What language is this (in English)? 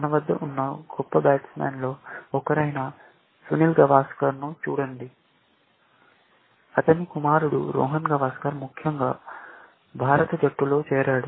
Telugu